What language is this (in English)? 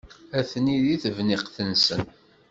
Kabyle